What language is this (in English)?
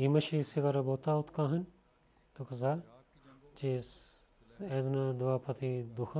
Bulgarian